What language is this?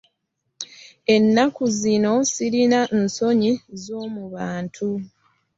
Ganda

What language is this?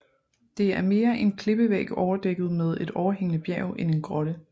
Danish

